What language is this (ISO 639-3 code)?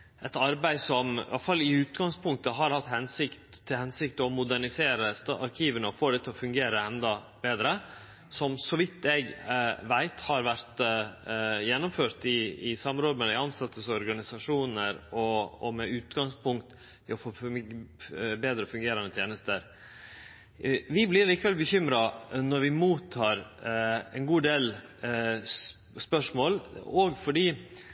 nno